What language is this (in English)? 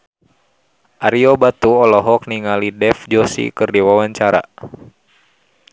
Sundanese